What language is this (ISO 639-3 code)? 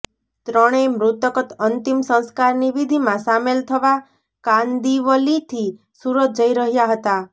guj